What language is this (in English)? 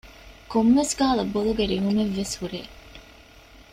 Divehi